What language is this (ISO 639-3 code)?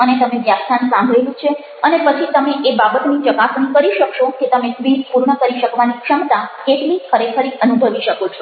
guj